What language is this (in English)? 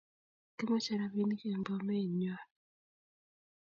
Kalenjin